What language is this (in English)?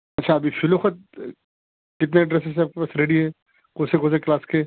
Urdu